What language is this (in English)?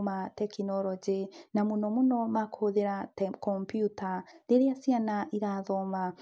Kikuyu